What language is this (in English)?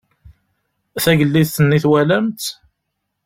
Kabyle